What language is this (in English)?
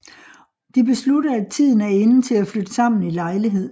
Danish